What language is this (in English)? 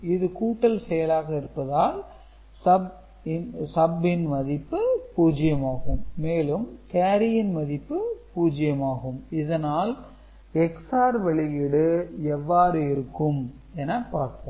Tamil